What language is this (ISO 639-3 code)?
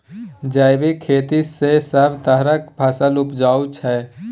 mai